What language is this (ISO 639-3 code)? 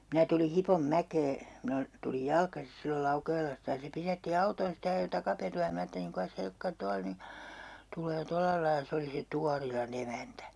fin